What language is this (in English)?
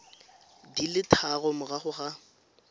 Tswana